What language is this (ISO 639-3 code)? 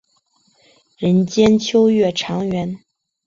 zho